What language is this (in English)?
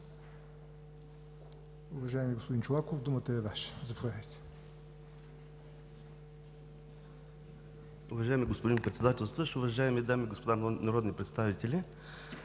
Bulgarian